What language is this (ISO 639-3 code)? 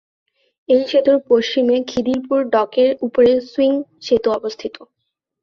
ben